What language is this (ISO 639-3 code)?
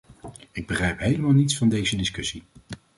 nld